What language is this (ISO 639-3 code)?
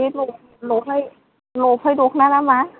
brx